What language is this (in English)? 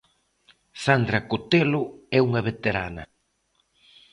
Galician